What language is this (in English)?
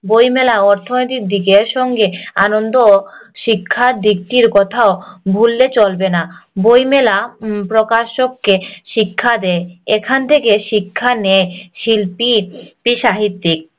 Bangla